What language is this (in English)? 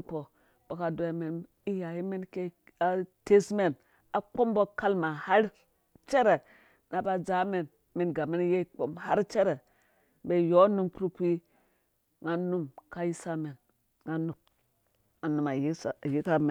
Dũya